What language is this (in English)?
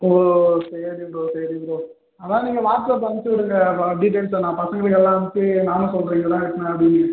Tamil